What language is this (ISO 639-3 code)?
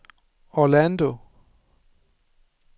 dan